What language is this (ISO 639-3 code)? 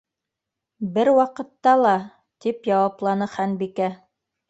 bak